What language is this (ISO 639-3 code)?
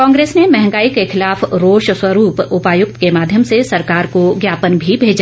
hin